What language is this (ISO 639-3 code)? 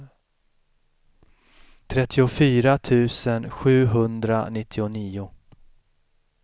swe